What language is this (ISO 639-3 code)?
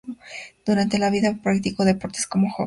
spa